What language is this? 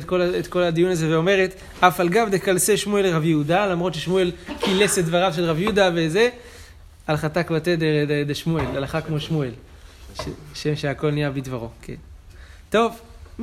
Hebrew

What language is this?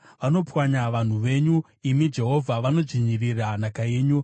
Shona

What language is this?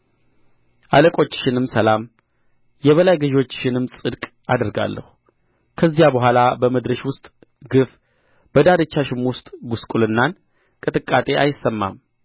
Amharic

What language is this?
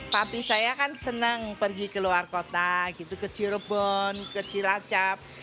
Indonesian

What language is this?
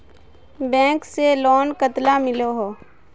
Magahi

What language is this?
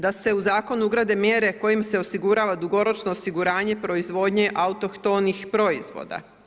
Croatian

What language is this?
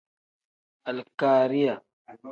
Tem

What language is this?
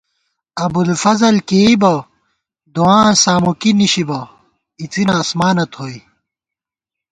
Gawar-Bati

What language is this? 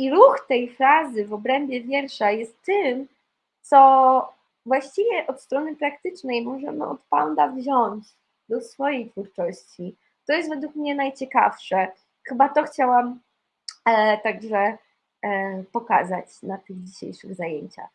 Polish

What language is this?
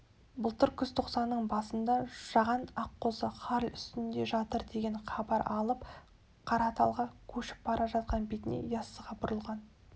Kazakh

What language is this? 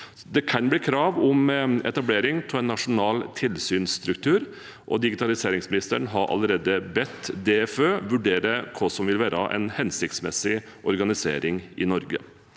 Norwegian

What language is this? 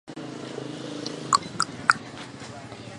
Chinese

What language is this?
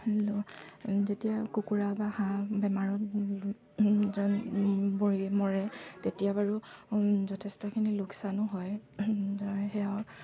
Assamese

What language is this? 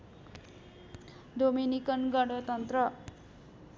Nepali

